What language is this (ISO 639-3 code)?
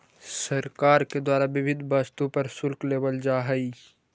mag